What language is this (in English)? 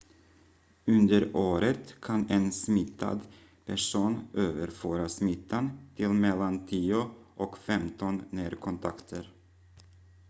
Swedish